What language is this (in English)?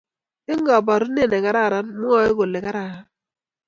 Kalenjin